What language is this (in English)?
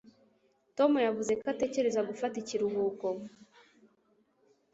Kinyarwanda